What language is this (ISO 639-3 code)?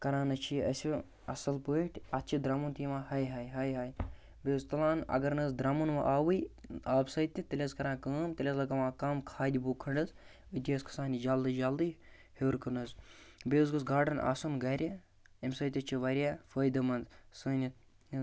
kas